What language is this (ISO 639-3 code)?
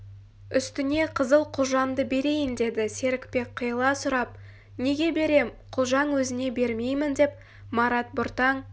kaz